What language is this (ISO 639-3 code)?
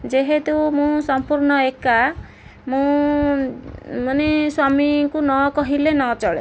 ori